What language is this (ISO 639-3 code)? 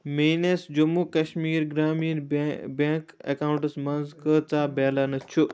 kas